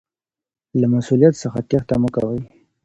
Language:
Pashto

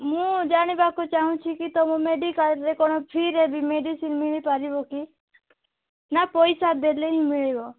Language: Odia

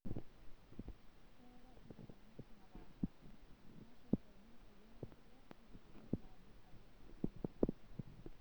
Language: Masai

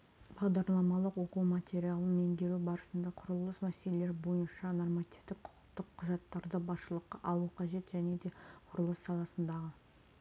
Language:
Kazakh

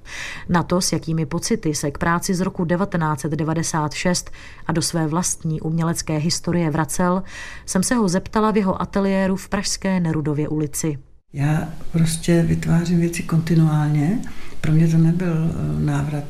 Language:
Czech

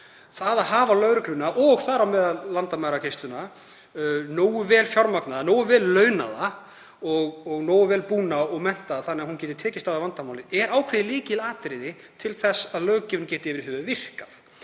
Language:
Icelandic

